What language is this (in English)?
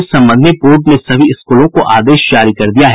Hindi